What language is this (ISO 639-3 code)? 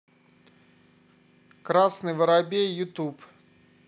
rus